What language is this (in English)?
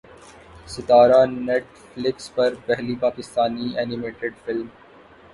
Urdu